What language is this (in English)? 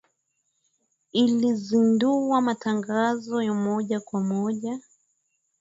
Swahili